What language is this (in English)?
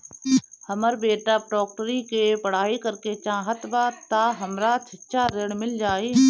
Bhojpuri